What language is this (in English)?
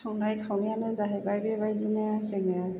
Bodo